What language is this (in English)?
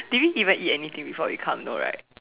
English